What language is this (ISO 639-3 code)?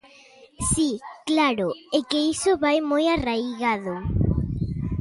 glg